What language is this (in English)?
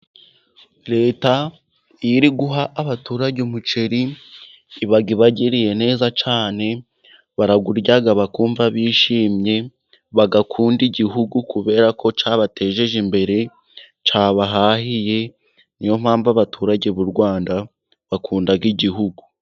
Kinyarwanda